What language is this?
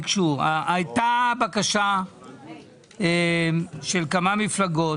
Hebrew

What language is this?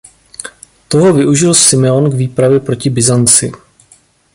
Czech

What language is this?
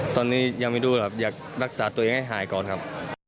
Thai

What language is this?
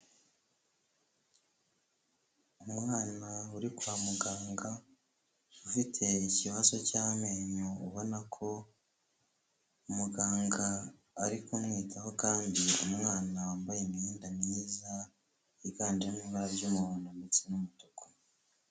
Kinyarwanda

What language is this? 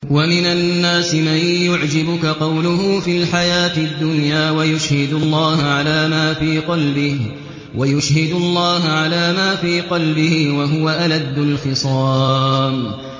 Arabic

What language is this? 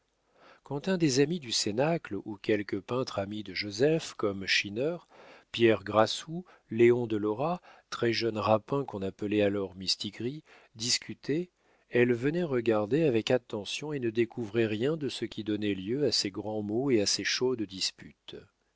French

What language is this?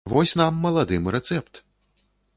Belarusian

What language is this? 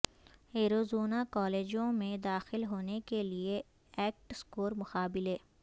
Urdu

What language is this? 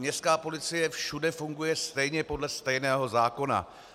Czech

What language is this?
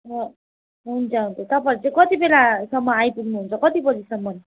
Nepali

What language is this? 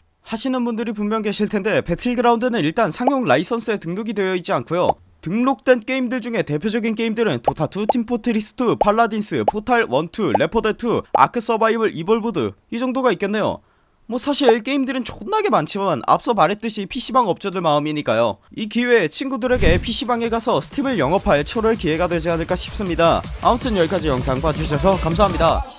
Korean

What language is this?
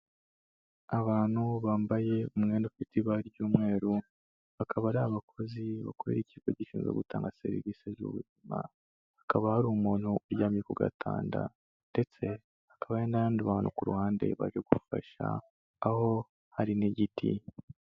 Kinyarwanda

